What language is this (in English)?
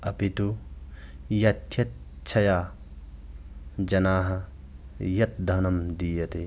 Sanskrit